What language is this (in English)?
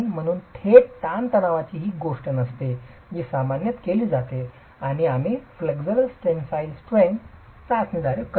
Marathi